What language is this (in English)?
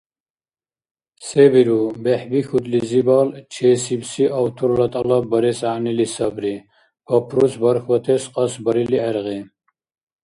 Dargwa